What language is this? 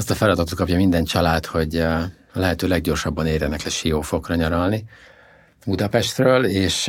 Hungarian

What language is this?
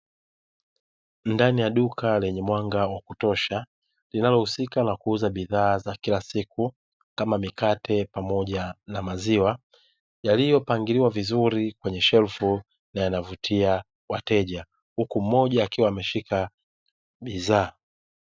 Swahili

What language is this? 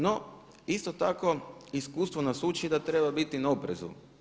Croatian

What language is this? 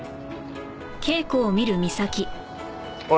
Japanese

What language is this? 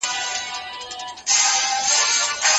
Pashto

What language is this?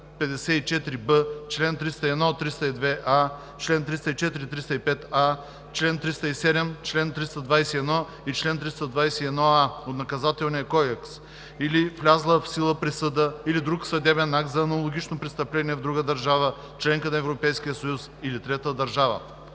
Bulgarian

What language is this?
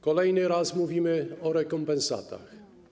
Polish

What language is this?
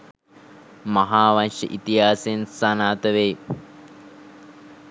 Sinhala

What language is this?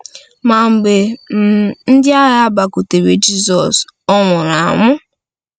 Igbo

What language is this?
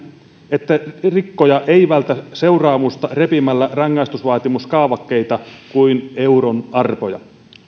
Finnish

